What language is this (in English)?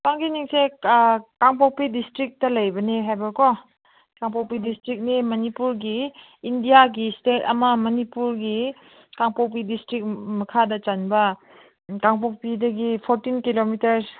Manipuri